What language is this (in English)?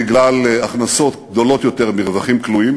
Hebrew